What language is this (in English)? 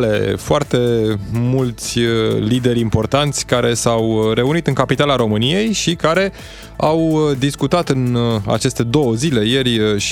Romanian